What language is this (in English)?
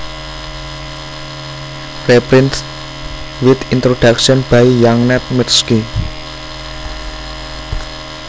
Javanese